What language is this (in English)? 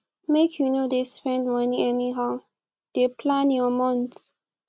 Nigerian Pidgin